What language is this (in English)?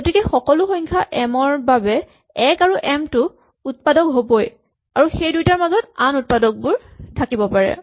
Assamese